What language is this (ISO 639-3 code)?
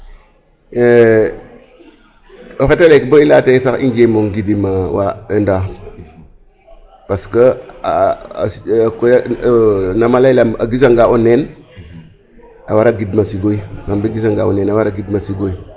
srr